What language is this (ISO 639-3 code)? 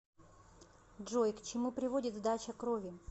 rus